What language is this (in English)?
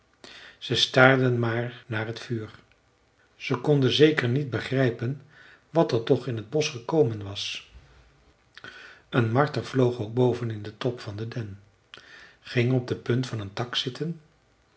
Dutch